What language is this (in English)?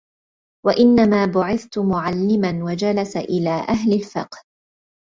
Arabic